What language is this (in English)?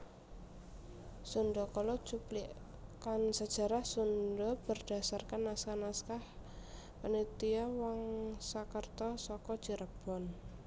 Javanese